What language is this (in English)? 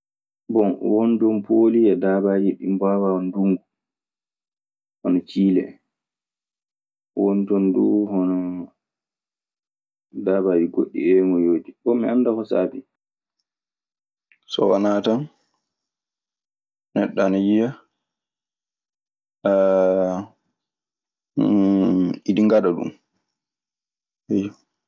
Maasina Fulfulde